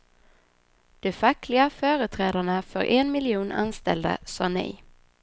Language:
Swedish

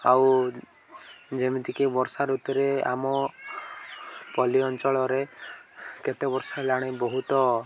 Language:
Odia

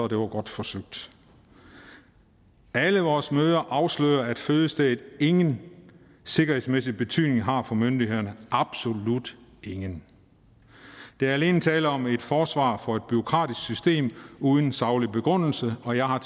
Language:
Danish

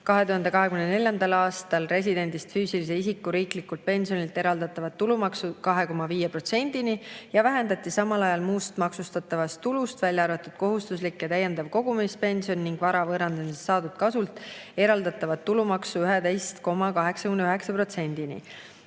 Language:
Estonian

